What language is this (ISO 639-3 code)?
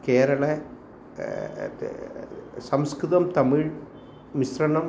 san